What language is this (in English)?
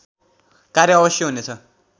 Nepali